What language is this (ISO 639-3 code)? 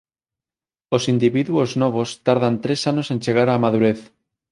glg